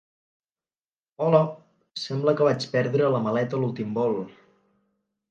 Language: Catalan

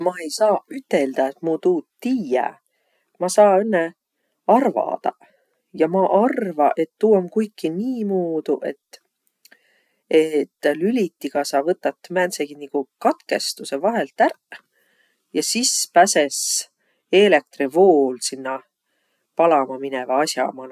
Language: Võro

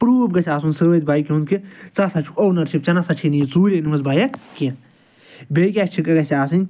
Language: Kashmiri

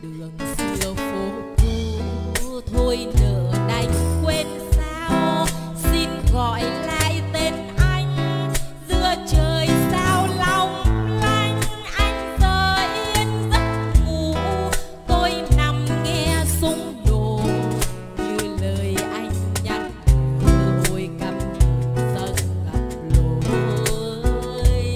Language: Vietnamese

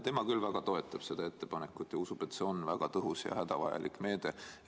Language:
Estonian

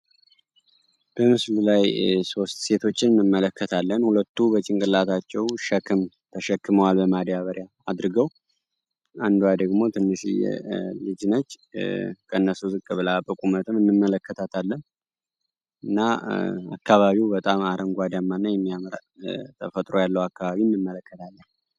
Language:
Amharic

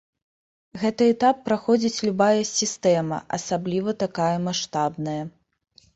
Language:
Belarusian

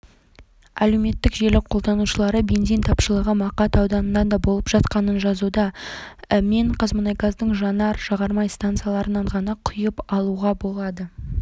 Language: Kazakh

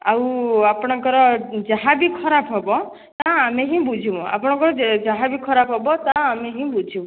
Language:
Odia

